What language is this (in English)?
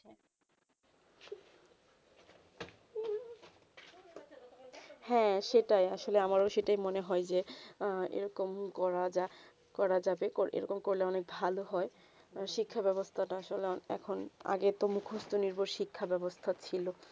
Bangla